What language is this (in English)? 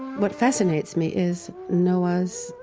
English